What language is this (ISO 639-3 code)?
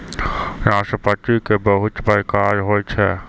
mai